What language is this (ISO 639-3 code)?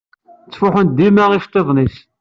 kab